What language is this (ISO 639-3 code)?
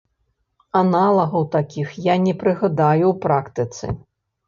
bel